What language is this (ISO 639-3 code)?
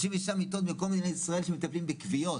heb